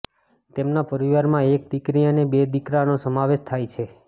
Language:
Gujarati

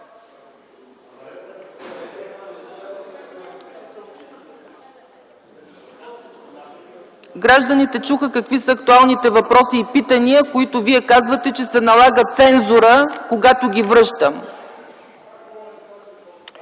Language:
Bulgarian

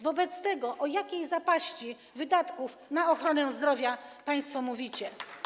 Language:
Polish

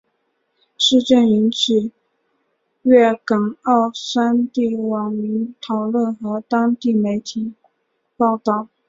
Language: Chinese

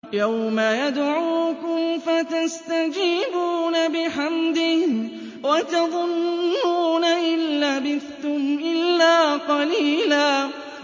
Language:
Arabic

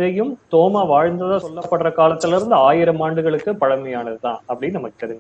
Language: Tamil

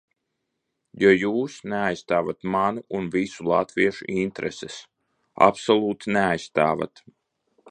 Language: Latvian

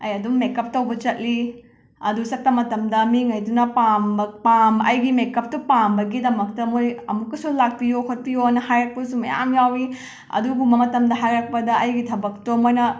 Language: Manipuri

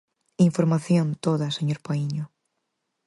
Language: Galician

